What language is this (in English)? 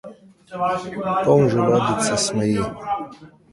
Slovenian